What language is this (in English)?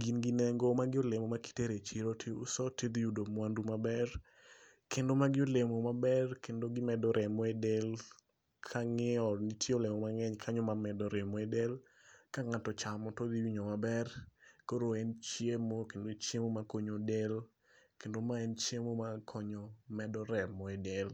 Luo (Kenya and Tanzania)